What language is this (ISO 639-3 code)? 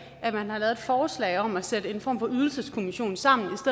dan